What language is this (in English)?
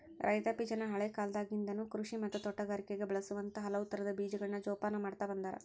Kannada